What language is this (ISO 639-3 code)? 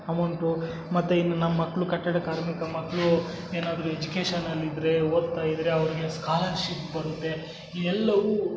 kan